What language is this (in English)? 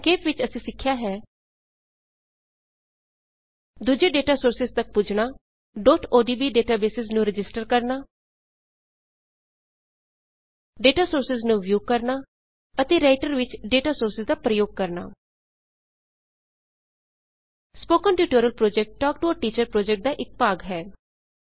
Punjabi